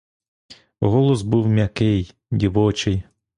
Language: Ukrainian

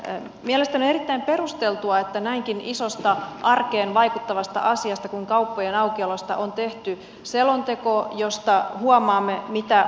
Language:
Finnish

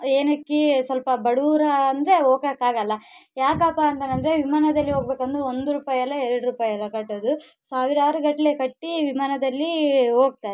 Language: Kannada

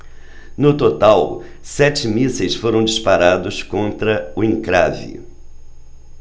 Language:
Portuguese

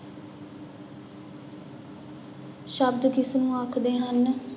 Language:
Punjabi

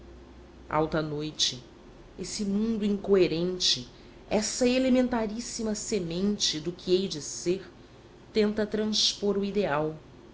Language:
Portuguese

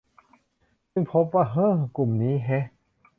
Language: Thai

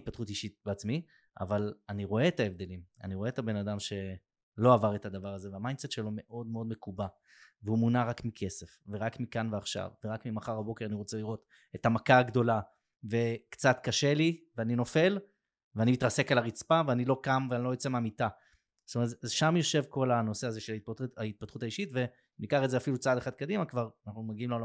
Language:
Hebrew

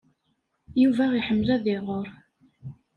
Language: Kabyle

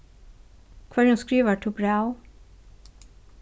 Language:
Faroese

